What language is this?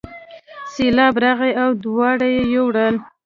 Pashto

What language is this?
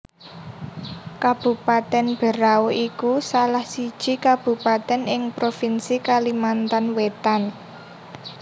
Javanese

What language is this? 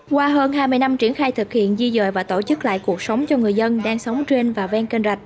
Vietnamese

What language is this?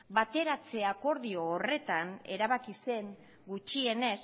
Basque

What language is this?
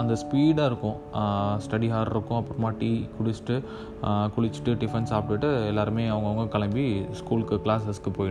Tamil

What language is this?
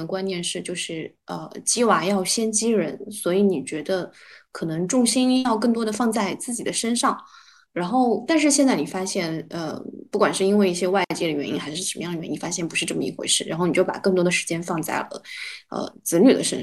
Chinese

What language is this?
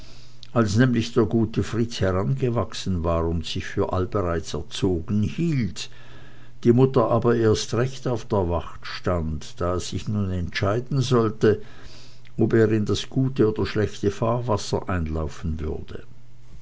German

